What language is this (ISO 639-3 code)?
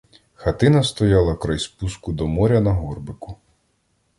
ukr